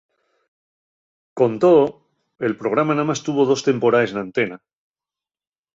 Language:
Asturian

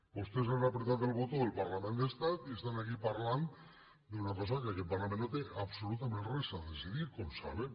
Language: Catalan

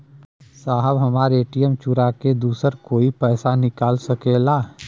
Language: Bhojpuri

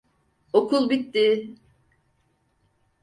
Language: Turkish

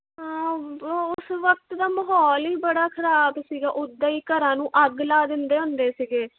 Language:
Punjabi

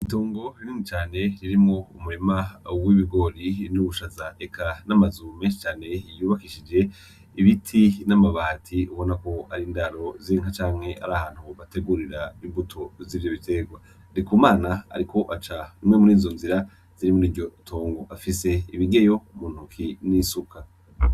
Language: Rundi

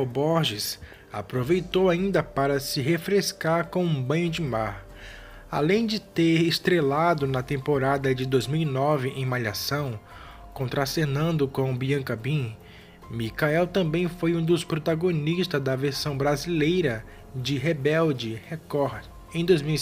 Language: Portuguese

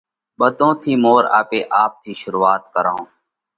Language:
Parkari Koli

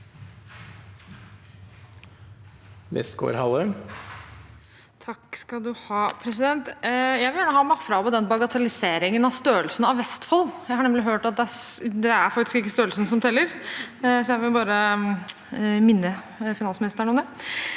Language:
Norwegian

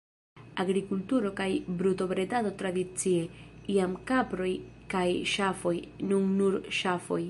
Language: Esperanto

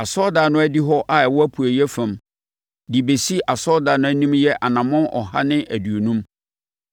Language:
Akan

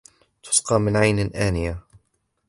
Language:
Arabic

